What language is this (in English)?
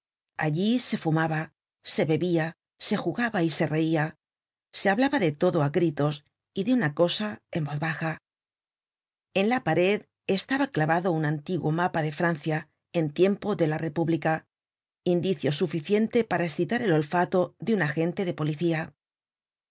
Spanish